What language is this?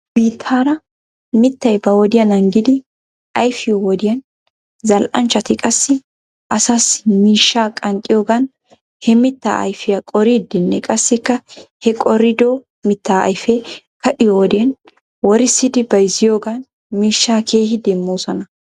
Wolaytta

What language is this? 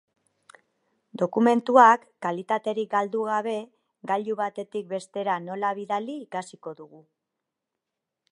Basque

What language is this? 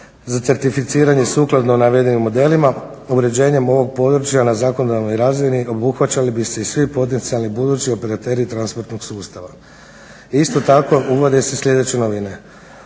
Croatian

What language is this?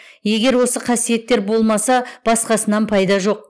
Kazakh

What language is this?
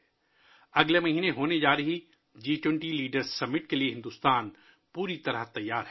Urdu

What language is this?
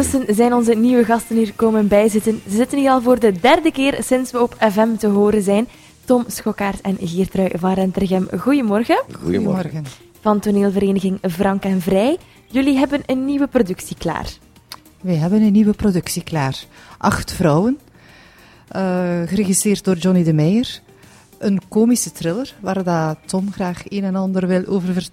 Dutch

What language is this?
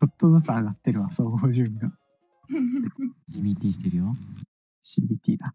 Japanese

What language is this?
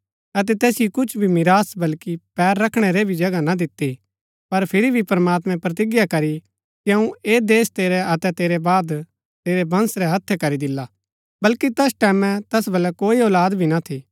Gaddi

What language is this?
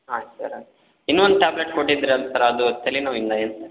Kannada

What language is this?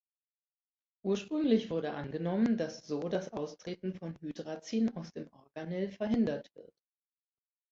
German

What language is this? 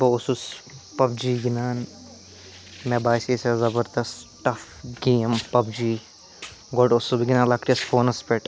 Kashmiri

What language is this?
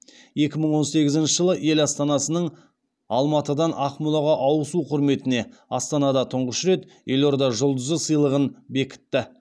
Kazakh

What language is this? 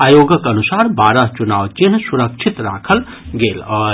Maithili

